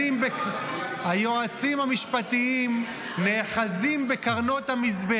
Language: Hebrew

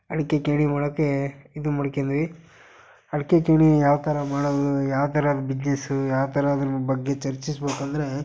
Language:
Kannada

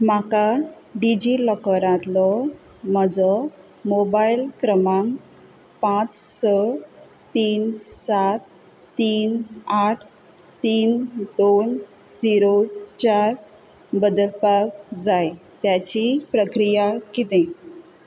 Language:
Konkani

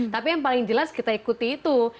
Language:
Indonesian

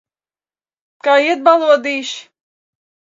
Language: Latvian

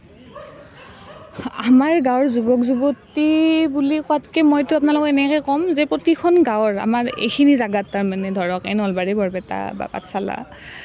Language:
Assamese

